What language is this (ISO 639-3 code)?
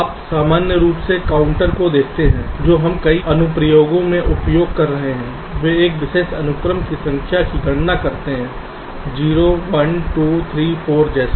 hin